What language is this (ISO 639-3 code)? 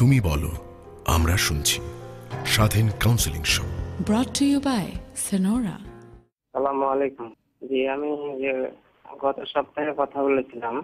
ces